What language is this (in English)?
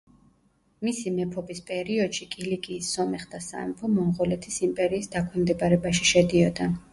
Georgian